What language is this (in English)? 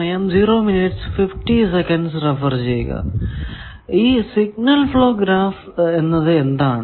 Malayalam